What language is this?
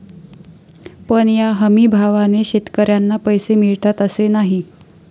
Marathi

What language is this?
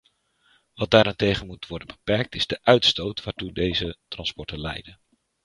Dutch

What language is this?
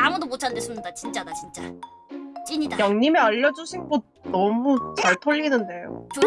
Korean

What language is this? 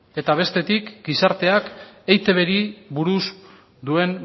Basque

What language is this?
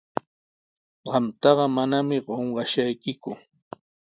Sihuas Ancash Quechua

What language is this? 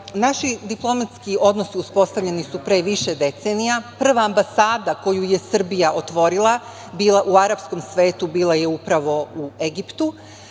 Serbian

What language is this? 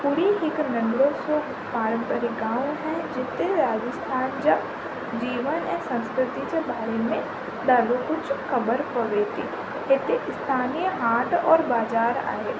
Sindhi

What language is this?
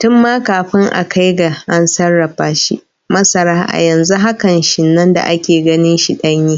Hausa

